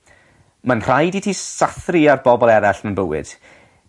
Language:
Welsh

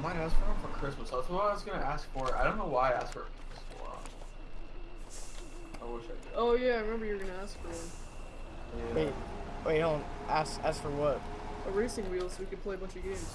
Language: English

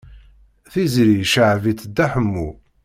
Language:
Kabyle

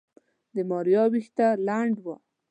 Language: Pashto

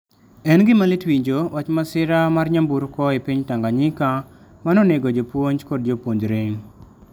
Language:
Luo (Kenya and Tanzania)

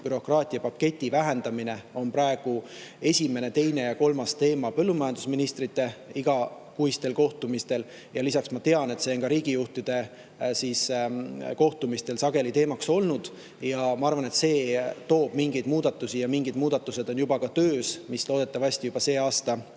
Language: Estonian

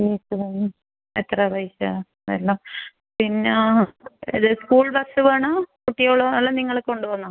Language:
Malayalam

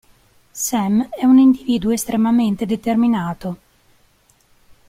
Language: Italian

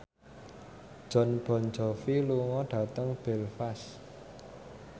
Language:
Javanese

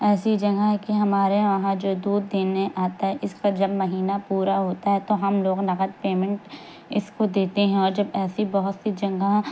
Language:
Urdu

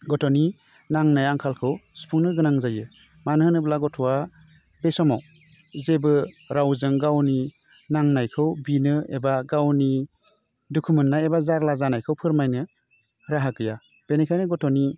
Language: Bodo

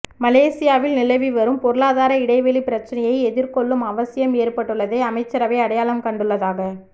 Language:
Tamil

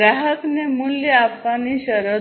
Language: Gujarati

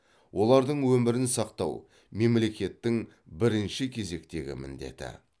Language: Kazakh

